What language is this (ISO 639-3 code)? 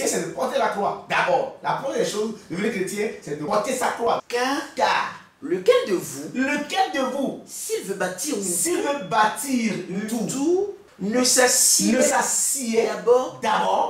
fra